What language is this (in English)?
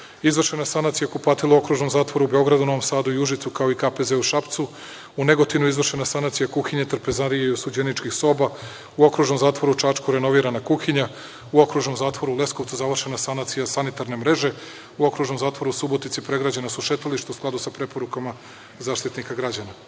Serbian